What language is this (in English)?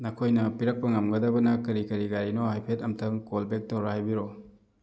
Manipuri